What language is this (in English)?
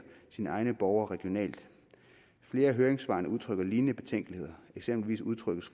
Danish